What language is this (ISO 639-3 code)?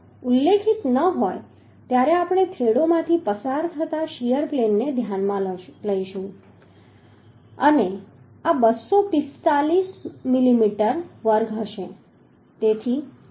guj